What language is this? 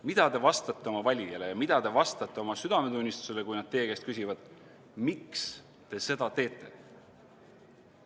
Estonian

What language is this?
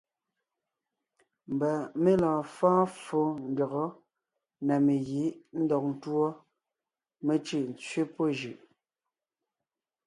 Ngiemboon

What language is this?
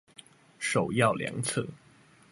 Chinese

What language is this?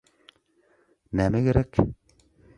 Turkmen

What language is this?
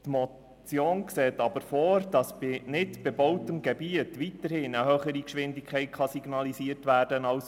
Swiss German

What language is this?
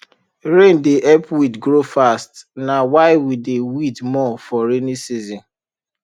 Nigerian Pidgin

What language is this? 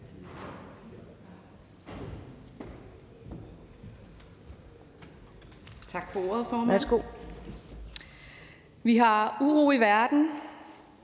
Danish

